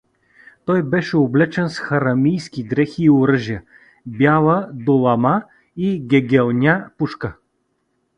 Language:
Bulgarian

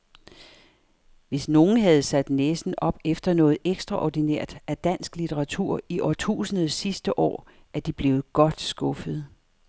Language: Danish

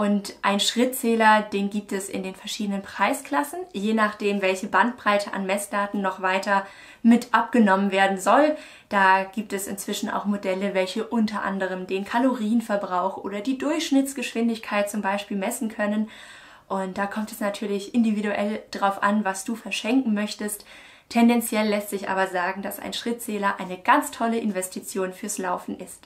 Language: German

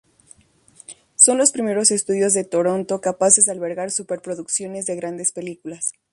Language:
Spanish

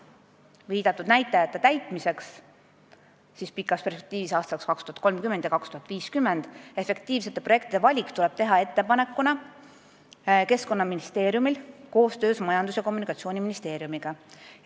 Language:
Estonian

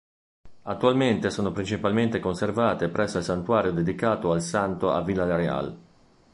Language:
Italian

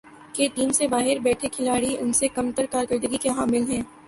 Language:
Urdu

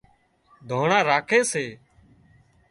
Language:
Wadiyara Koli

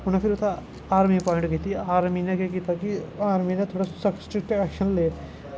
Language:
Dogri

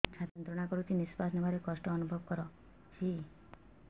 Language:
Odia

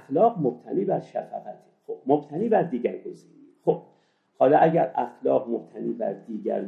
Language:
Persian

